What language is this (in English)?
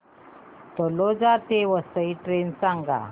Marathi